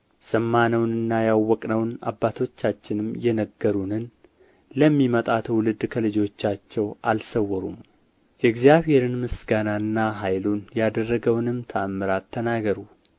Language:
Amharic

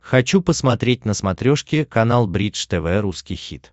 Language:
Russian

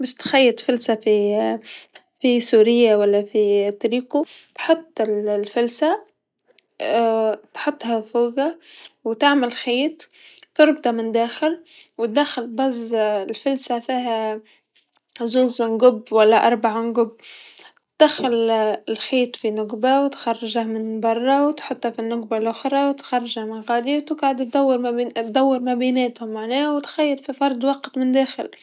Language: Tunisian Arabic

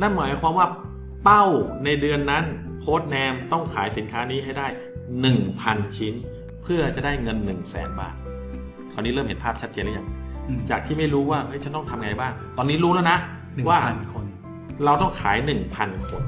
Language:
Thai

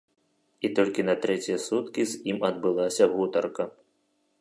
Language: Belarusian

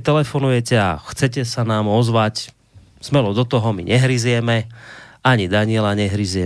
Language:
Slovak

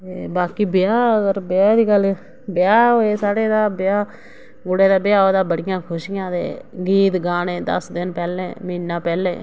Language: Dogri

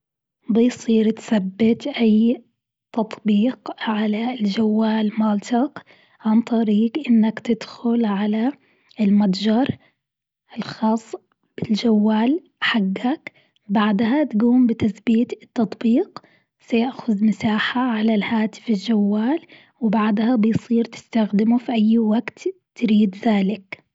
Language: Gulf Arabic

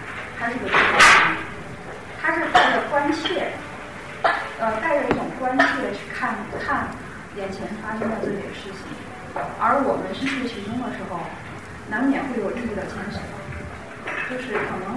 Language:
Chinese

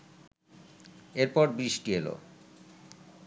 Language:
Bangla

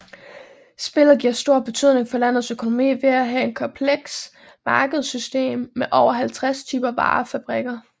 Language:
Danish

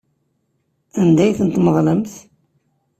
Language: Kabyle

